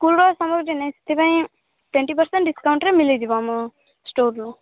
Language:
Odia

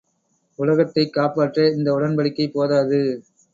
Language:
Tamil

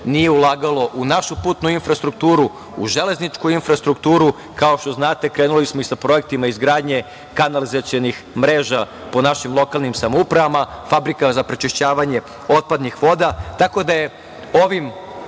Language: Serbian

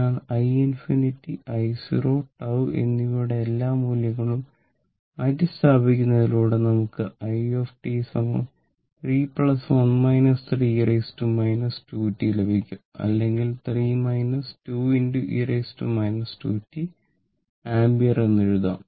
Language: Malayalam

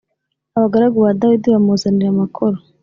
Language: Kinyarwanda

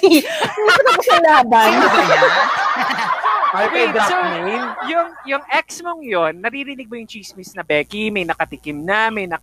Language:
Filipino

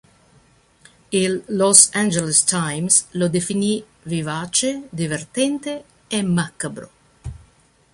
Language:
Italian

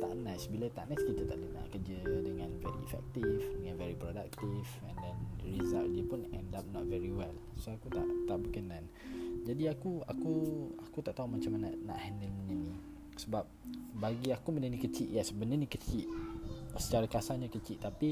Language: Malay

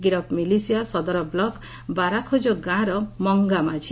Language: Odia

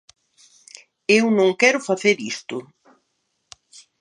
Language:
Galician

